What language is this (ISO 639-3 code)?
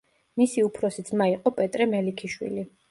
kat